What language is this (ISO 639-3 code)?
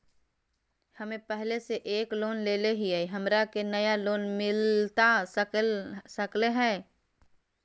mag